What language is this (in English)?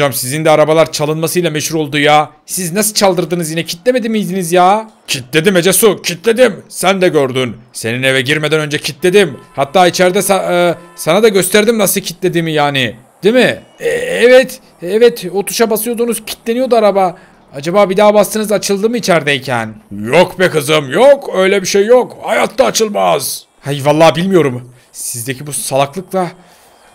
Turkish